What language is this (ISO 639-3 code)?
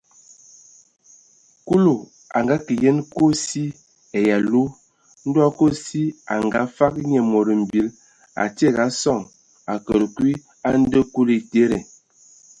ewo